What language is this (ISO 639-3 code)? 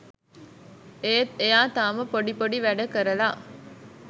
sin